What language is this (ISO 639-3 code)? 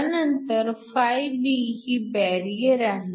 mar